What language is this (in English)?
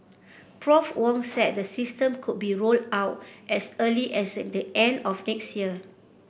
English